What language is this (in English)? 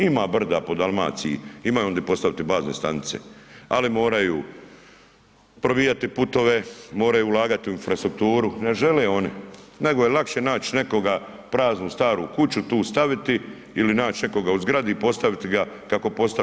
Croatian